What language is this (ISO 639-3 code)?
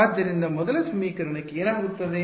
kan